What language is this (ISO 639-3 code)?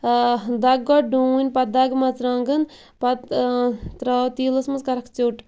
kas